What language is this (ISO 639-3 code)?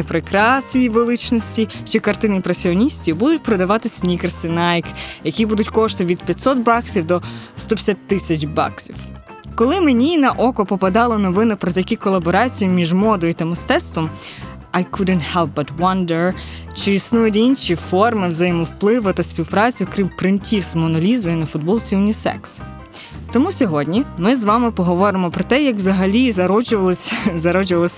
ukr